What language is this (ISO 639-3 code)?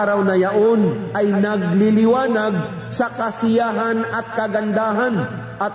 fil